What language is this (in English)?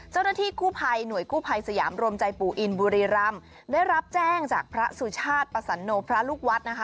Thai